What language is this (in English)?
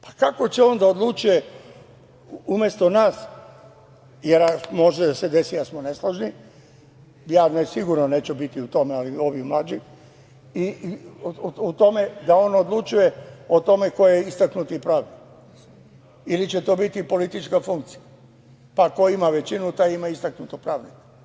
Serbian